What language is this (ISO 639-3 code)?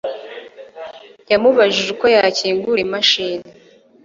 kin